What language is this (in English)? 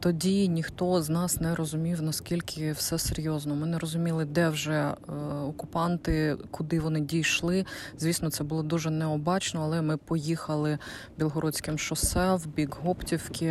Ukrainian